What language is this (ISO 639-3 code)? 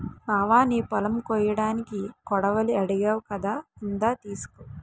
tel